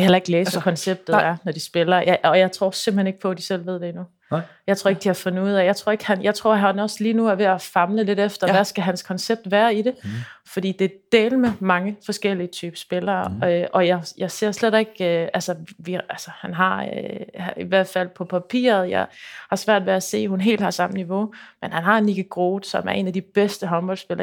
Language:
Danish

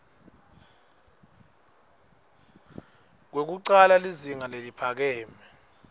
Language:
Swati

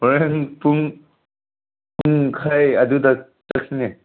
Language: Manipuri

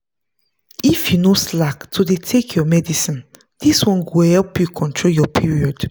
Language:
Nigerian Pidgin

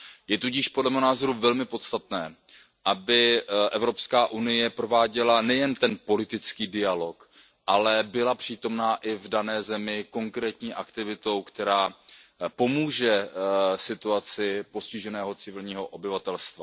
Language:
Czech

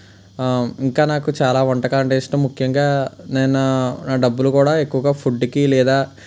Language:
Telugu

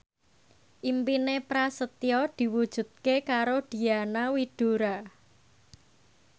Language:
Javanese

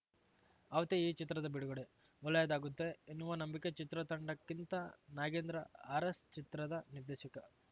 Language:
Kannada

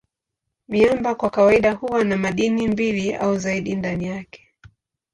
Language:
Swahili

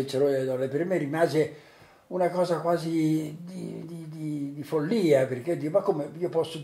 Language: Italian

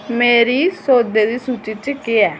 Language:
Dogri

